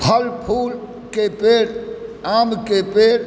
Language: Maithili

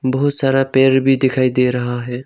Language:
Hindi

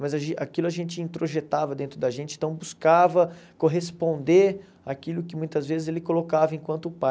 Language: Portuguese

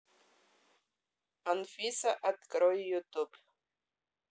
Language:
Russian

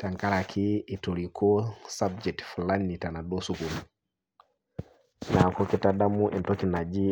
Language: Masai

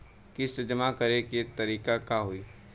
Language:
Bhojpuri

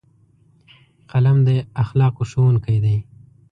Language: Pashto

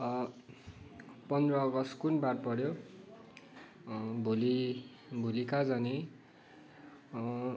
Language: Nepali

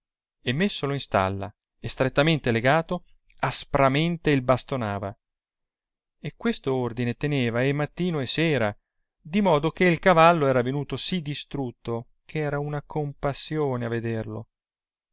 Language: Italian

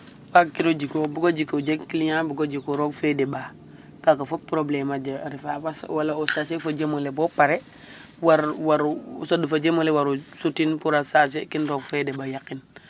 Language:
Serer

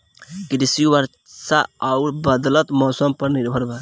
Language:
Bhojpuri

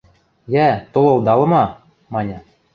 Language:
Western Mari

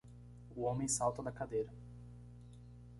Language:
Portuguese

